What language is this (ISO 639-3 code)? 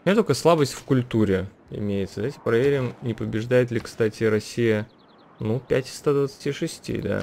rus